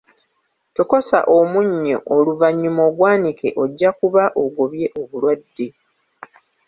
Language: Ganda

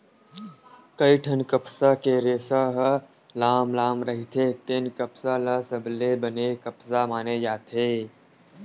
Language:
Chhattisgarhi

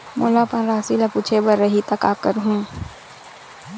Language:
Chhattisgarhi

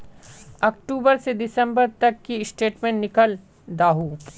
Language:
Magahi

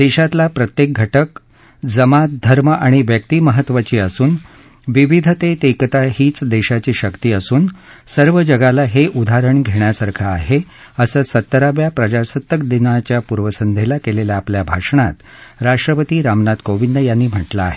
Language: Marathi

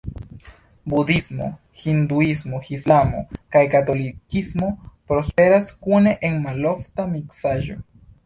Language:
Esperanto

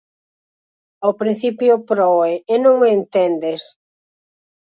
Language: Galician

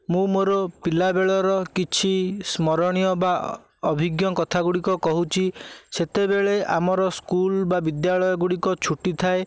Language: Odia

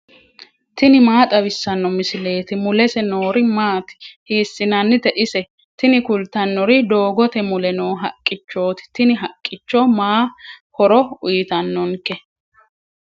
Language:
Sidamo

